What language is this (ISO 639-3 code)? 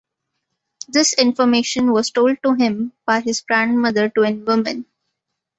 eng